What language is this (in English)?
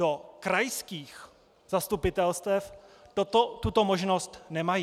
Czech